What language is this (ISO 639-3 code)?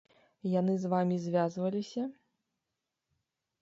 bel